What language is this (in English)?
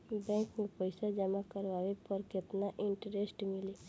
Bhojpuri